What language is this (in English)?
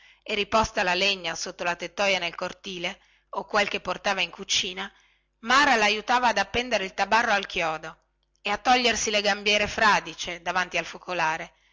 Italian